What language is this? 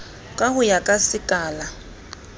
Southern Sotho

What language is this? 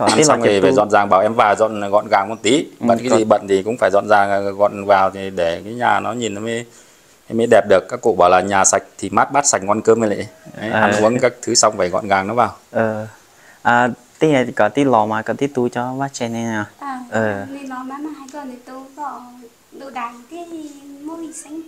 Vietnamese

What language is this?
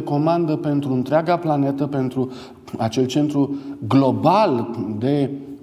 Romanian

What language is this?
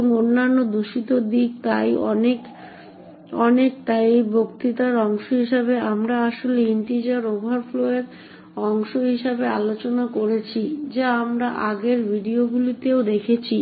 Bangla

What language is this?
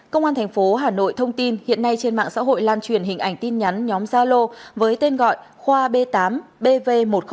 Vietnamese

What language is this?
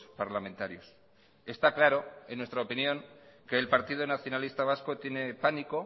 Spanish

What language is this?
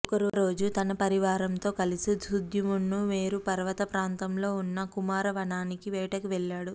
Telugu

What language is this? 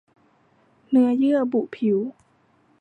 Thai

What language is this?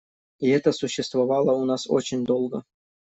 Russian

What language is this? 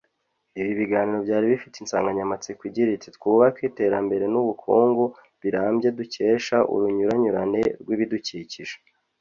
Kinyarwanda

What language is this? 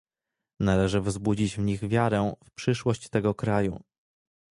Polish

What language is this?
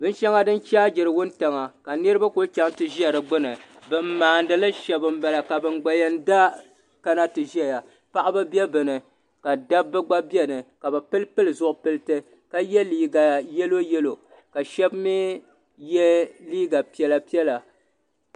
Dagbani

